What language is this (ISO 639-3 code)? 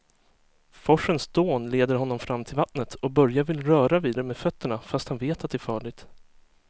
swe